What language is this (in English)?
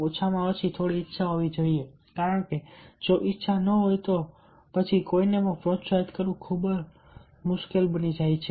Gujarati